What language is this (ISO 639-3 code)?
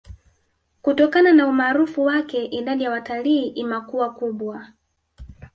swa